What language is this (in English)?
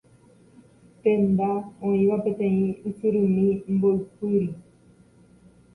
Guarani